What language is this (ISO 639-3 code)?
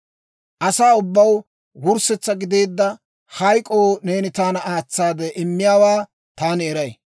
dwr